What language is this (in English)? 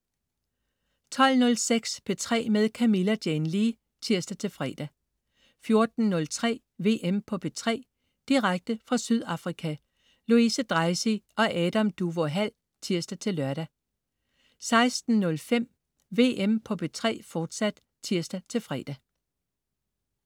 Danish